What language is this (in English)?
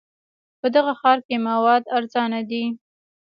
Pashto